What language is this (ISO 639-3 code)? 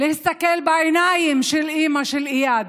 heb